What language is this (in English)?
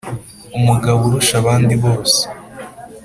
Kinyarwanda